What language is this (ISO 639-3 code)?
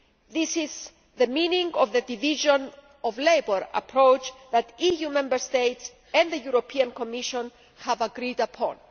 eng